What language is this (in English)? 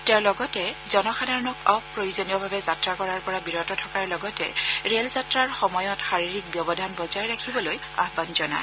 Assamese